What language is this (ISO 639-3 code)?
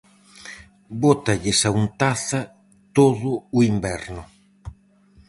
glg